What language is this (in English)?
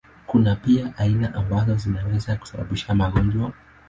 Swahili